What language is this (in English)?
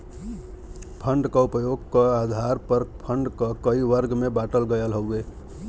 Bhojpuri